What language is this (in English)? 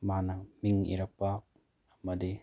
Manipuri